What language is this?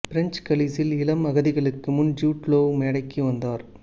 Tamil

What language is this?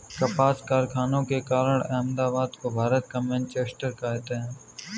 Hindi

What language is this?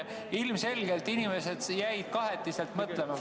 Estonian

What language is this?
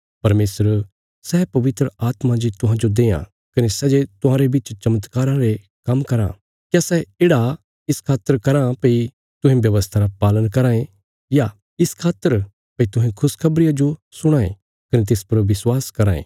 Bilaspuri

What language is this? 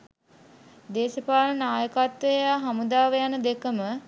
Sinhala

